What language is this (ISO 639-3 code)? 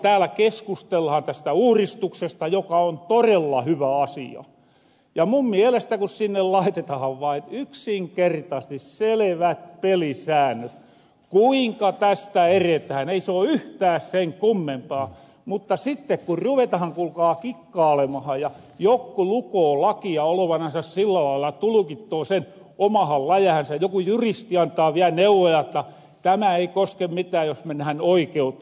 fin